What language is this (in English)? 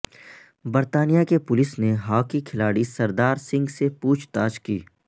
Urdu